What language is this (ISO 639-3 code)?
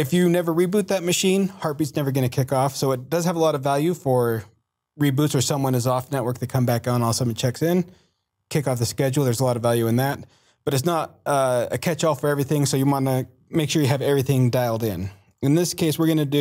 eng